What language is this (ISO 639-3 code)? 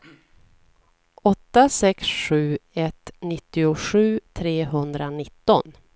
swe